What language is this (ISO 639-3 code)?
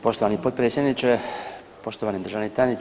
hrv